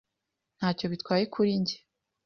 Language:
Kinyarwanda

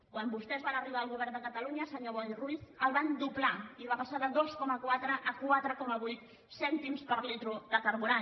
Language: Catalan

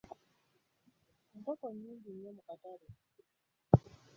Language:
Ganda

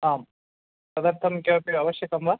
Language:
Sanskrit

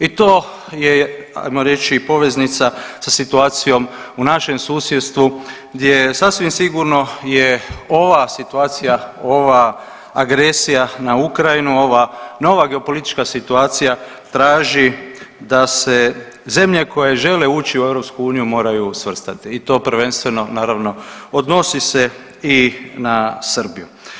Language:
Croatian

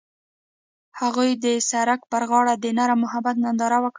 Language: Pashto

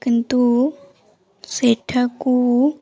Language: Odia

